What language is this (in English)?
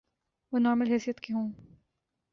Urdu